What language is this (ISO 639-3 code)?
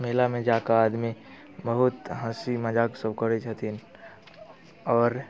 mai